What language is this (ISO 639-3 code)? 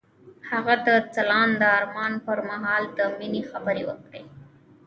pus